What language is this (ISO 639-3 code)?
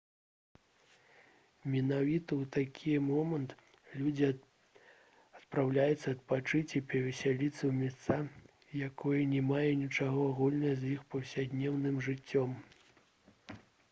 bel